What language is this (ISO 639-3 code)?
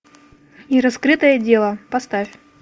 rus